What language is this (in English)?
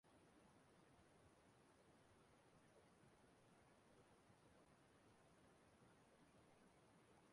Igbo